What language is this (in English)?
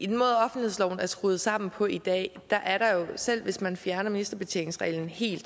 Danish